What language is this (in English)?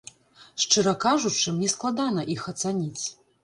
Belarusian